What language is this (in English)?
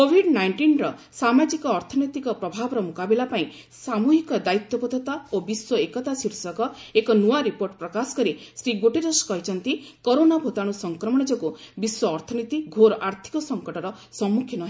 Odia